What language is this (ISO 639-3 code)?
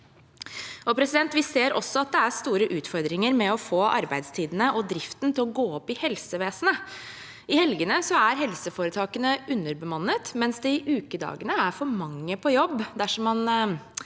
nor